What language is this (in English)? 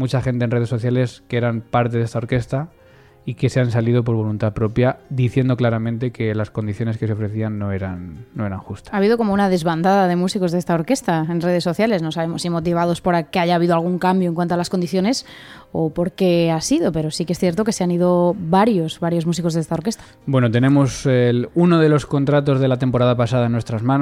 Spanish